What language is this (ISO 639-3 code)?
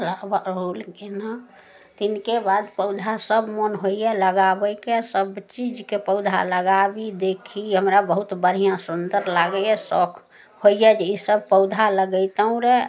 mai